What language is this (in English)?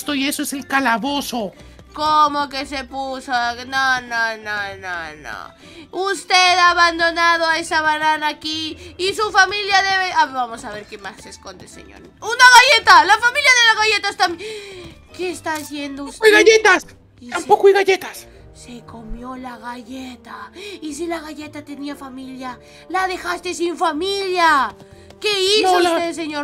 Spanish